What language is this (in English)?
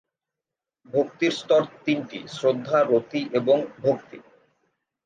Bangla